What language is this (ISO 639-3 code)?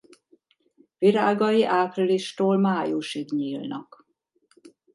hun